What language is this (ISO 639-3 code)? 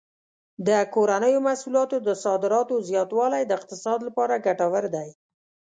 pus